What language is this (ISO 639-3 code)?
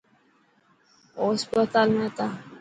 mki